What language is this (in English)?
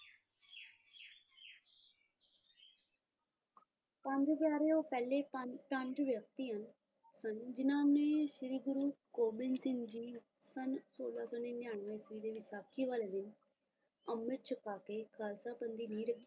Punjabi